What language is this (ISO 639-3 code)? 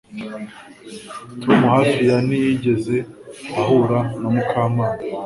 kin